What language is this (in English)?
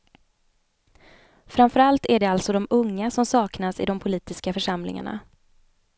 Swedish